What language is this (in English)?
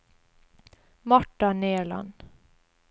Norwegian